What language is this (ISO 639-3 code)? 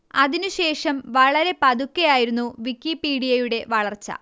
mal